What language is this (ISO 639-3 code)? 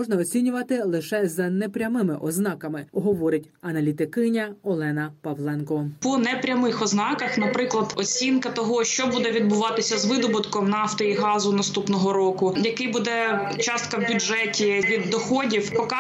ukr